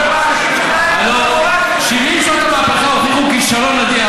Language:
Hebrew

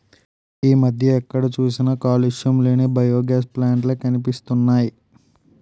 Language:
Telugu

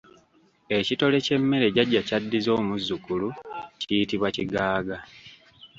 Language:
Ganda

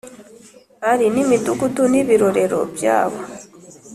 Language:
Kinyarwanda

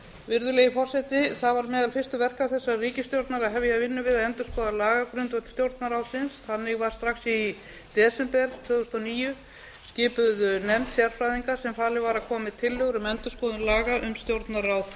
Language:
Icelandic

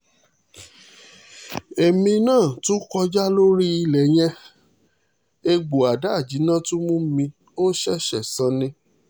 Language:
Yoruba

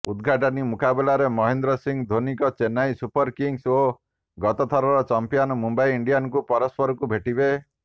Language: Odia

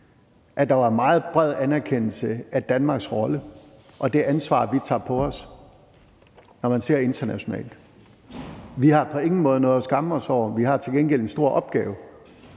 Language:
Danish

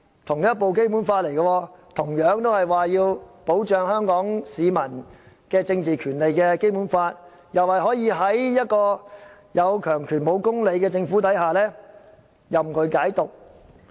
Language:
Cantonese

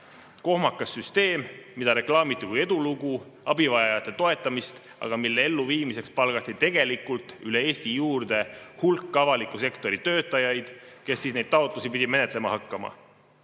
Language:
Estonian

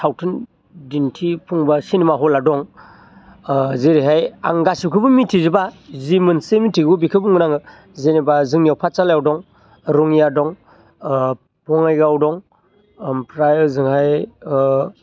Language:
Bodo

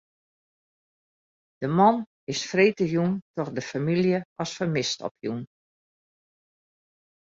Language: Western Frisian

